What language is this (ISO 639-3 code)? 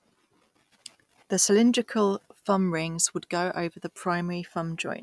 eng